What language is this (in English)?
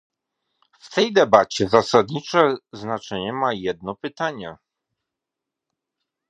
Polish